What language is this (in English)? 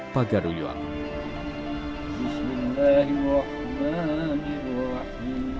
Indonesian